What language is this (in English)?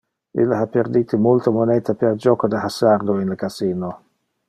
Interlingua